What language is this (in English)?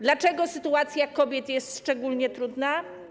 Polish